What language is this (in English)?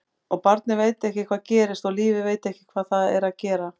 Icelandic